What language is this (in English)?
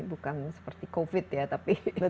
Indonesian